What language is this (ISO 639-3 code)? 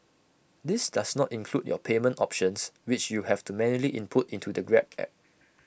eng